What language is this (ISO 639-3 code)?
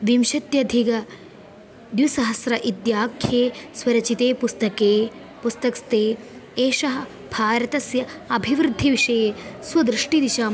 san